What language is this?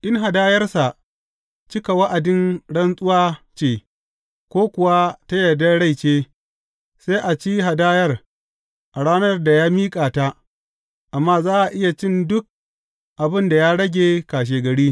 Hausa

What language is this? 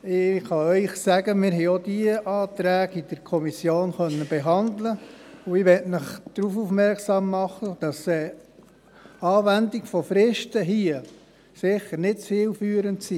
Swiss German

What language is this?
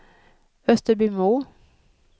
Swedish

